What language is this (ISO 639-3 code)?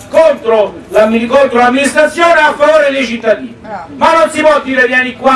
ita